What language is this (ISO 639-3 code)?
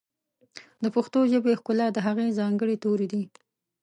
pus